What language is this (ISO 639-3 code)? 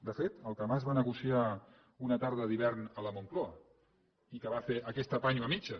cat